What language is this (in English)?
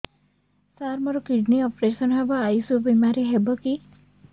Odia